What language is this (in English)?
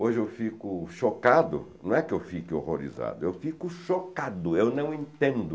Portuguese